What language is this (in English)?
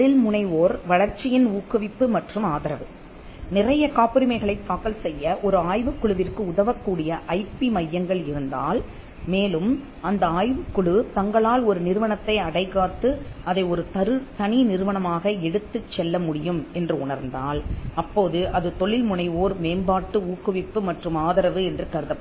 Tamil